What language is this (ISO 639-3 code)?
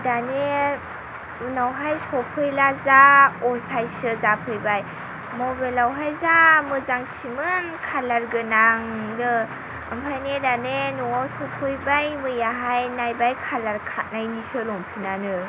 brx